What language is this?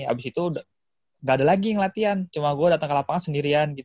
Indonesian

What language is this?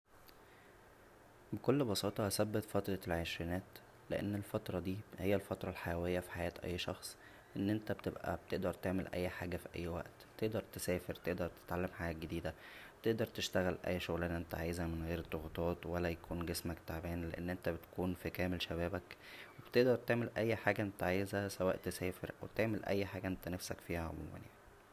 Egyptian Arabic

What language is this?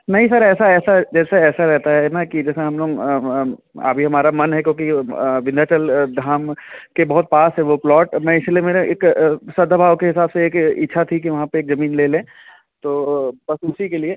Hindi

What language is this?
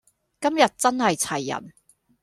Cantonese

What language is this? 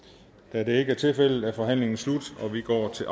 Danish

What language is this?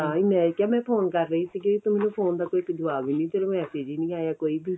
Punjabi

